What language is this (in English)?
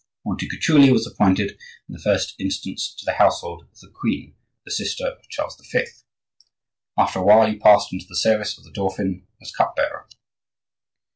English